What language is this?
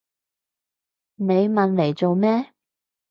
Cantonese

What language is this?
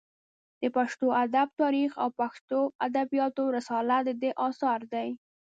Pashto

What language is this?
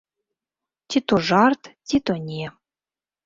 Belarusian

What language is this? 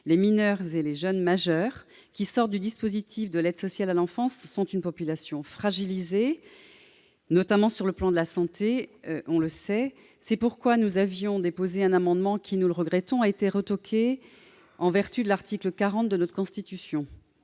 French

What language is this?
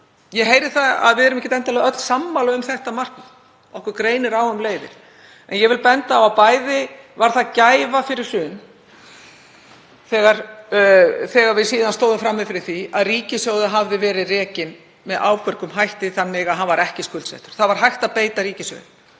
Icelandic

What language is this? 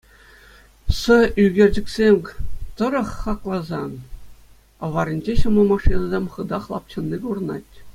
Chuvash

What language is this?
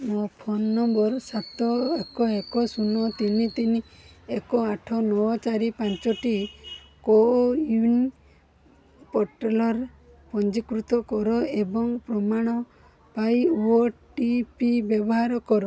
Odia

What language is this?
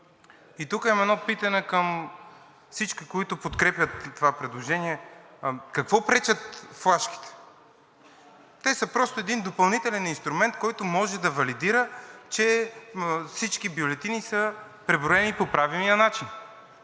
Bulgarian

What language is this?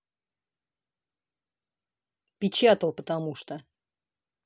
Russian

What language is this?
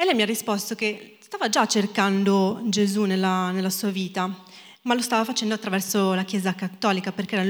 Italian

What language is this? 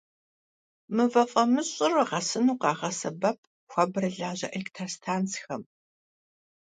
Kabardian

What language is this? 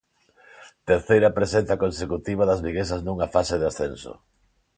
Galician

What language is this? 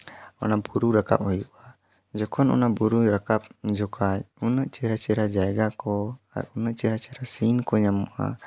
Santali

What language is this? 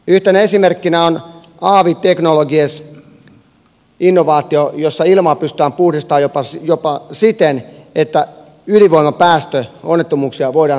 Finnish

